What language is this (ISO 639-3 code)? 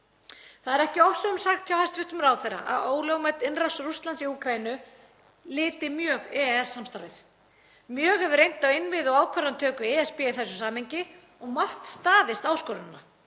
isl